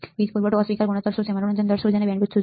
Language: Gujarati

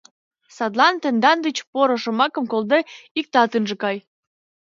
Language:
Mari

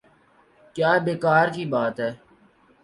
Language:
Urdu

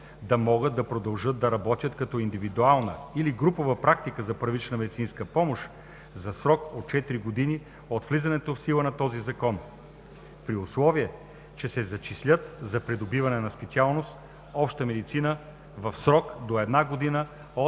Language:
Bulgarian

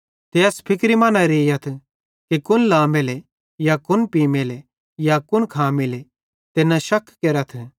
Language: Bhadrawahi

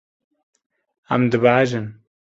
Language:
Kurdish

